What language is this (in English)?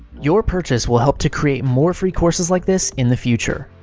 English